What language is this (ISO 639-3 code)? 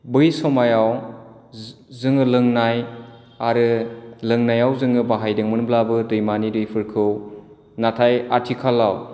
brx